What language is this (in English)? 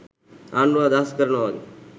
Sinhala